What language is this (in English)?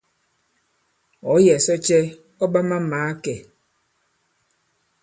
Bankon